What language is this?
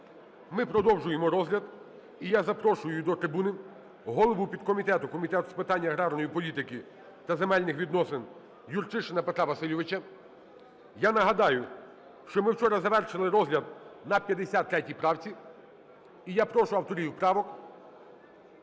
Ukrainian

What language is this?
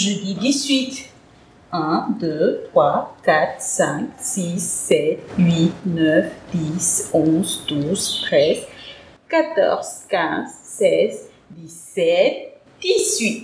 French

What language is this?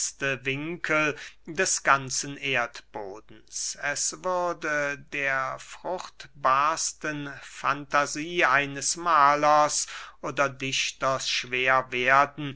German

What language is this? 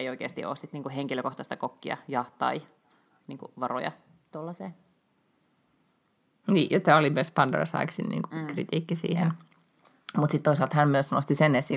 Finnish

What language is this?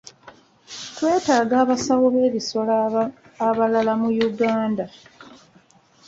Ganda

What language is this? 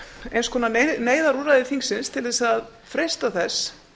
Icelandic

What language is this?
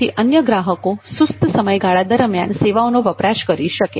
Gujarati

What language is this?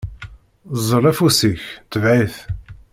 Kabyle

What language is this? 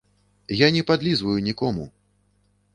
Belarusian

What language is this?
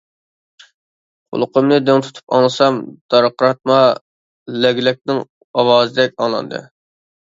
Uyghur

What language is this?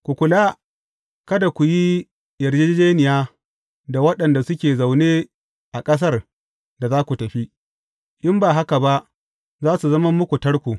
Hausa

